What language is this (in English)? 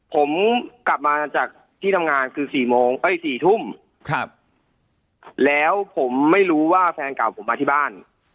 Thai